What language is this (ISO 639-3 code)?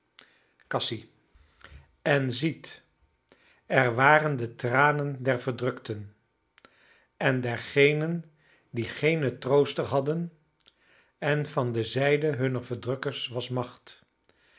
nld